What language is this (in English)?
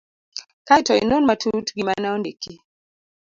Luo (Kenya and Tanzania)